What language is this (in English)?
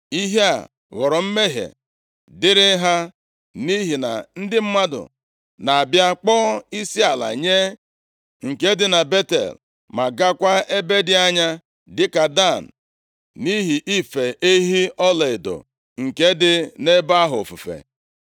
Igbo